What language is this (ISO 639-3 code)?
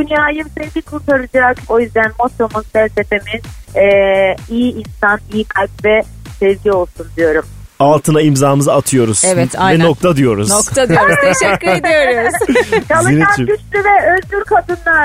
tur